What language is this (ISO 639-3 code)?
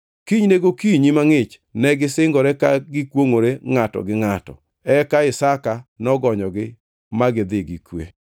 luo